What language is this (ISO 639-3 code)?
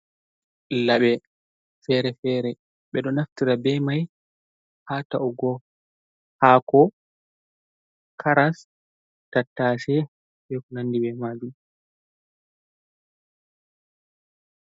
ful